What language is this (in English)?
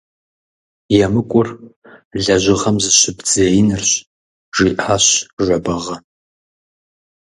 Kabardian